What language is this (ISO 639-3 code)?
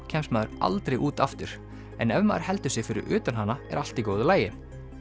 isl